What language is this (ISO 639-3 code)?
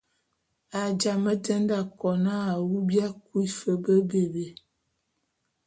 bum